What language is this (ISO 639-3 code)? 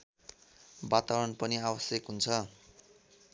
nep